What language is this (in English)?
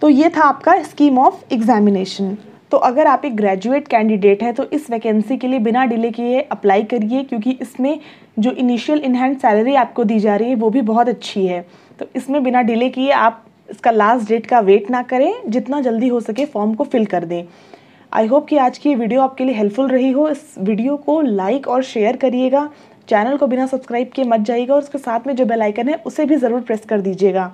Hindi